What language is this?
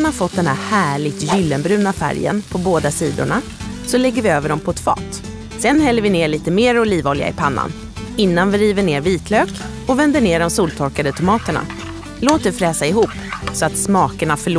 Swedish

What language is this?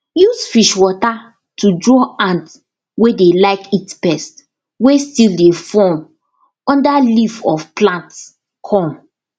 Nigerian Pidgin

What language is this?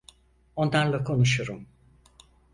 Turkish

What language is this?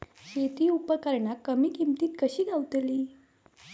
Marathi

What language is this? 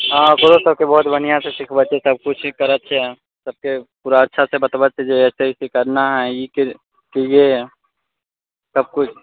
Maithili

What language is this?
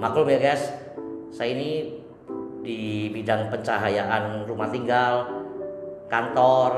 Indonesian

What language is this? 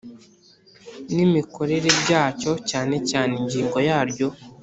Kinyarwanda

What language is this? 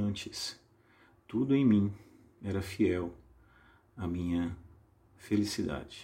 Portuguese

